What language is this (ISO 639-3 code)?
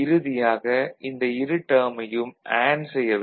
tam